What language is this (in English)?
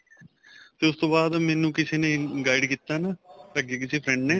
Punjabi